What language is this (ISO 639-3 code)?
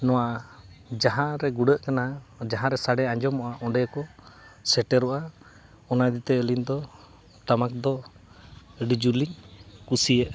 sat